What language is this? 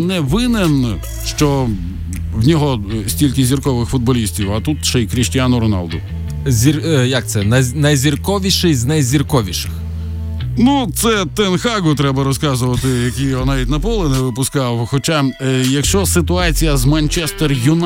Ukrainian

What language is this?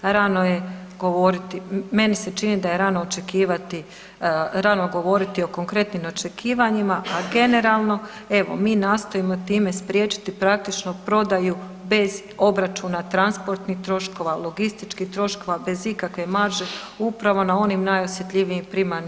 Croatian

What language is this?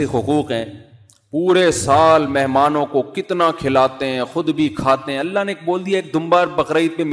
Urdu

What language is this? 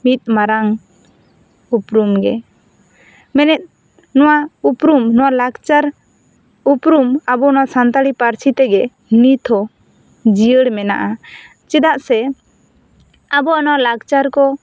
Santali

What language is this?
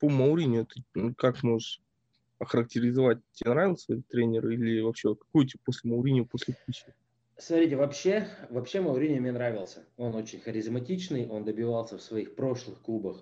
Russian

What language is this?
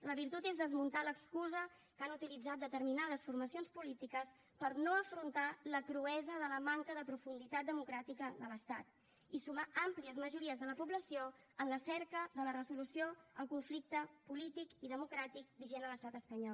Catalan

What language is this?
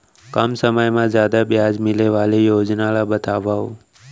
Chhattisgarhi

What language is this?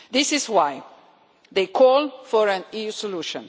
English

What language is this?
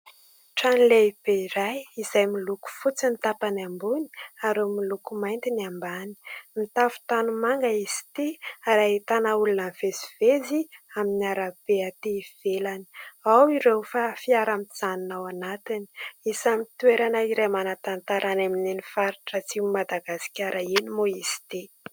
Malagasy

